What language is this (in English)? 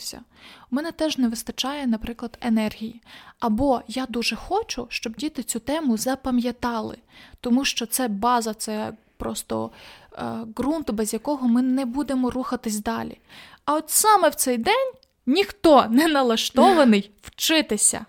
Ukrainian